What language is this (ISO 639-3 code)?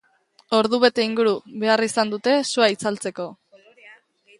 eus